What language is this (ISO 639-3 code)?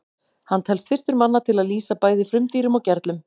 isl